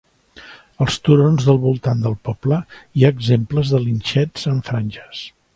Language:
Catalan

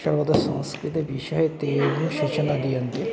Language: Sanskrit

